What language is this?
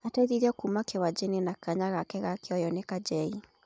Kikuyu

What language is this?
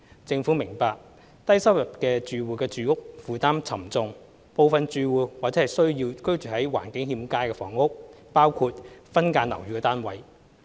Cantonese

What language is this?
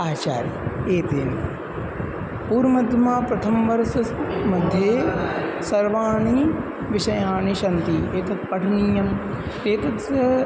Sanskrit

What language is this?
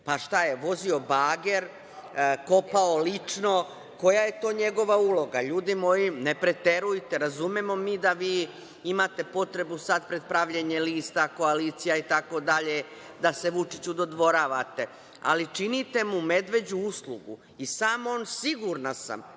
Serbian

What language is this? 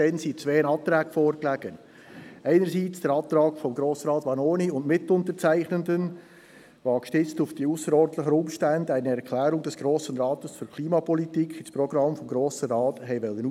Swiss German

